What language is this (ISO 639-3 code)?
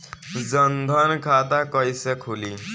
bho